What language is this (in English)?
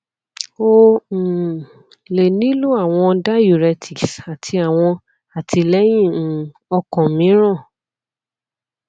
Yoruba